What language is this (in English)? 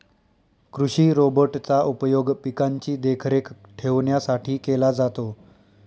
Marathi